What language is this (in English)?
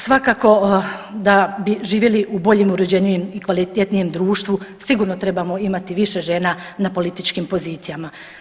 Croatian